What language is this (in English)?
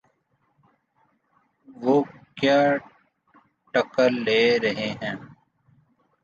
Urdu